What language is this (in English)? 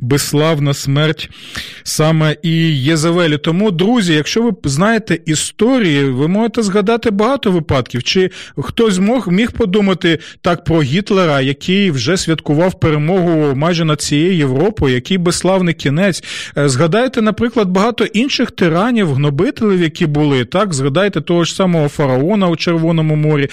Ukrainian